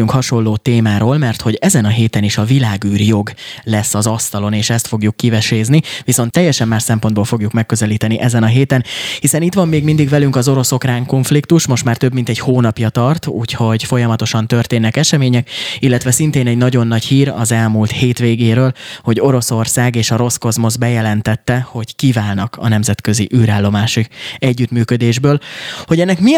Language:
Hungarian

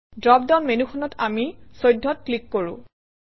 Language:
Assamese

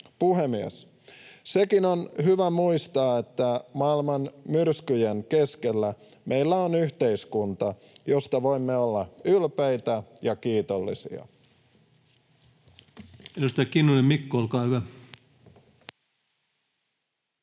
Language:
Finnish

